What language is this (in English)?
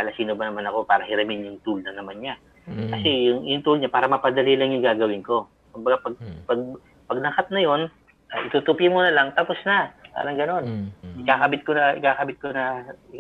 Filipino